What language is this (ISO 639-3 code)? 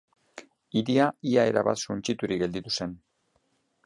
eus